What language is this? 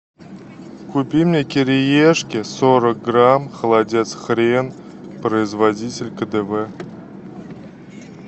Russian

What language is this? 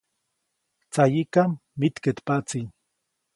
Copainalá Zoque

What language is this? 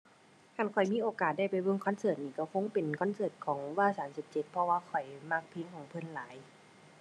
Thai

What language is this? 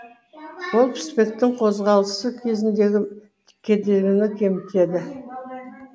Kazakh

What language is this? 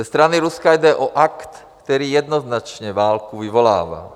Czech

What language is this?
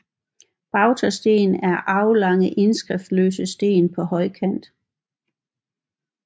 Danish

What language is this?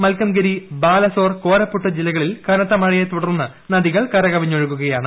Malayalam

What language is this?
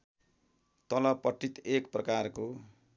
Nepali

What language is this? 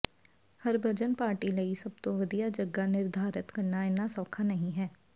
Punjabi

